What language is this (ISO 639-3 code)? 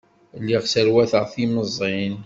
kab